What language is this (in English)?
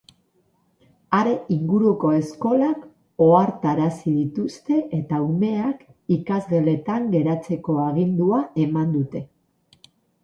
Basque